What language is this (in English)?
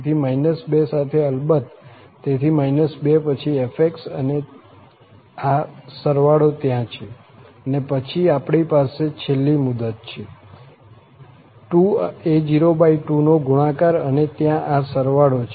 Gujarati